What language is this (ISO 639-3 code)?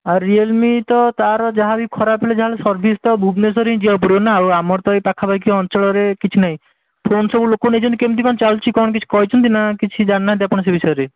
ori